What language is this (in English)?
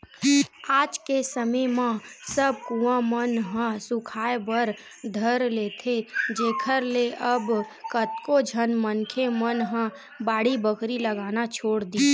Chhattisgarhi